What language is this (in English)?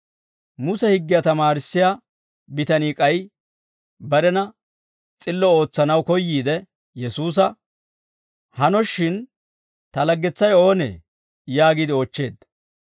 Dawro